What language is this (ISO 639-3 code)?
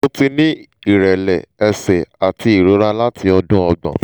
yor